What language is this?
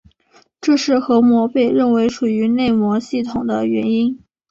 Chinese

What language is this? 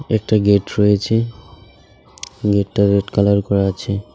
Bangla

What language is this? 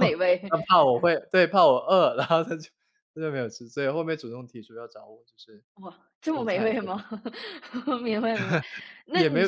Chinese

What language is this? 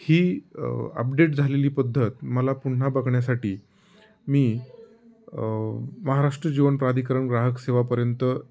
Marathi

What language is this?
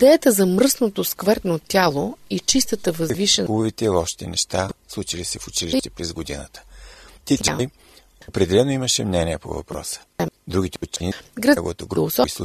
Bulgarian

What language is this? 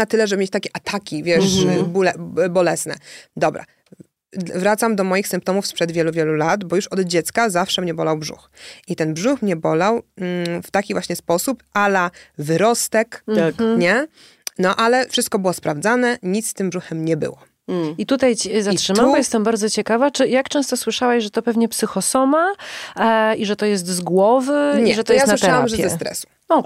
Polish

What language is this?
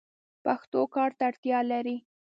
Pashto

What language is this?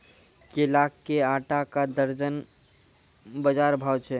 Maithili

